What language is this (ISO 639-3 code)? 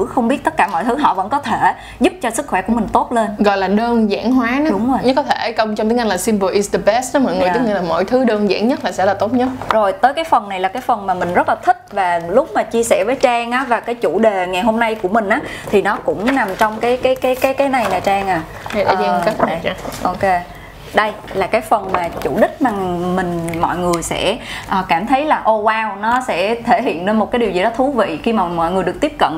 vie